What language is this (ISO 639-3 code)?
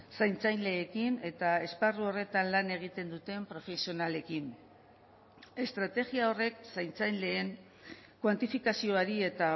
eus